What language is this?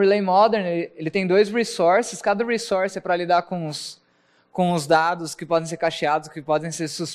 Portuguese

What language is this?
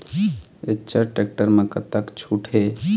Chhattisgarhi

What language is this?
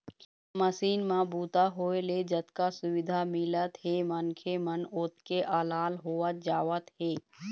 Chhattisgarhi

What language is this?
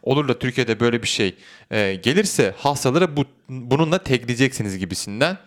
Turkish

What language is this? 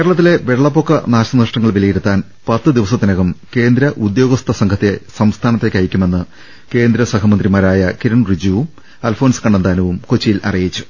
Malayalam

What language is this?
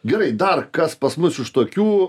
Lithuanian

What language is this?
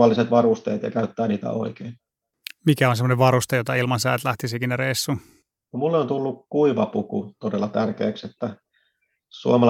Finnish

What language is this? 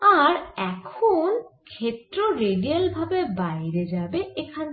Bangla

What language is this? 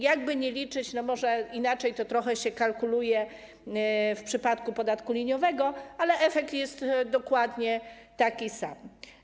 Polish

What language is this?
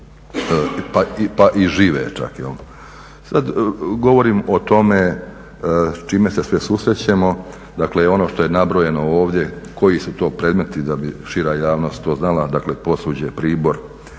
Croatian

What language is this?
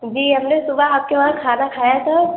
Urdu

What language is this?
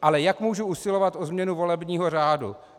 Czech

